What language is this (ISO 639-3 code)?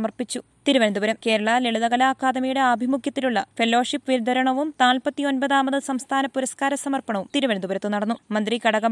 mal